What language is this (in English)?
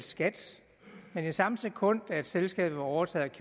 Danish